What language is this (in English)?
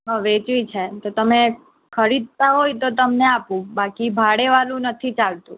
Gujarati